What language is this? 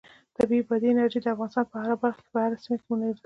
Pashto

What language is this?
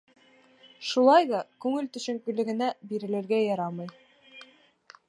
Bashkir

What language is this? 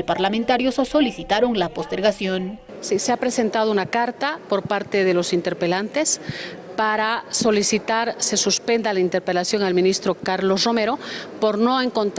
Spanish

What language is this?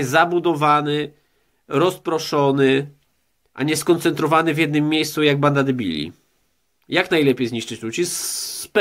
Polish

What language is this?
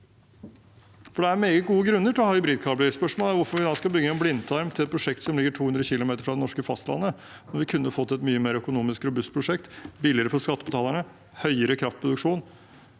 Norwegian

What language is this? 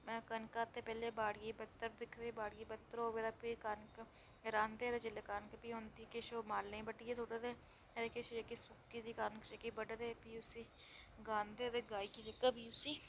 Dogri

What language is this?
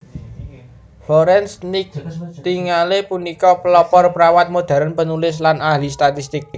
Javanese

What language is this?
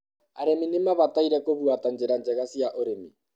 Kikuyu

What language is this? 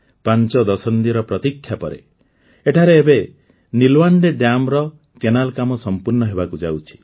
Odia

